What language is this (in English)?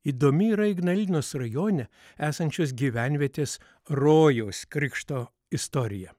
Lithuanian